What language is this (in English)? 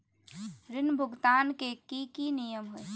Magahi